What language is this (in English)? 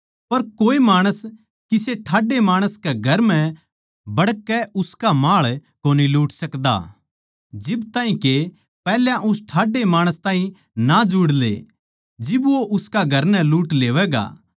Haryanvi